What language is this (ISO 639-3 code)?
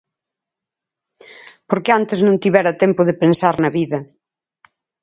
glg